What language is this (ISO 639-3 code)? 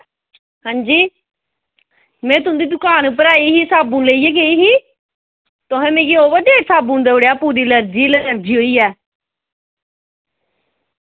doi